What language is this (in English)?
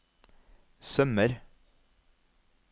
Norwegian